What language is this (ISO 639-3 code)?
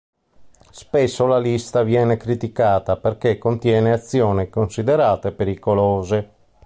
ita